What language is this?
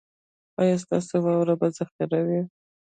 Pashto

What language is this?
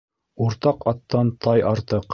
Bashkir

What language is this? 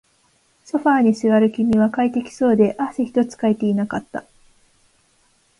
Japanese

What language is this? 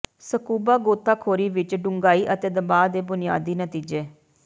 Punjabi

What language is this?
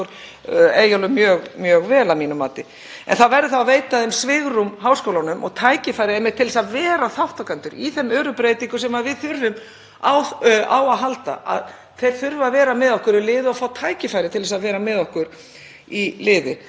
Icelandic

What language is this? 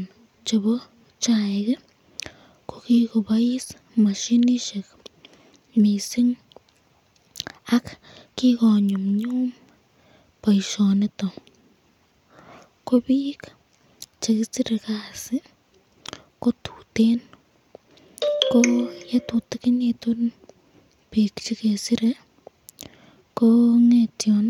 Kalenjin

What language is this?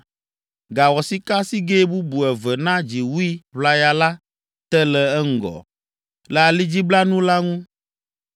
Ewe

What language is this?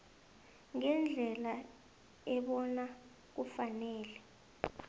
South Ndebele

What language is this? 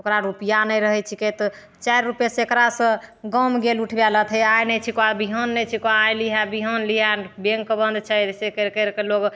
Maithili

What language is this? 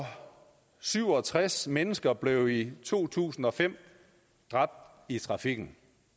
Danish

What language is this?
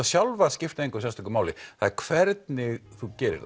Icelandic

